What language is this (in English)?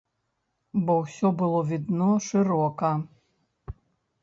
Belarusian